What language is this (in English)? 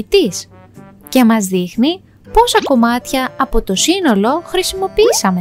Greek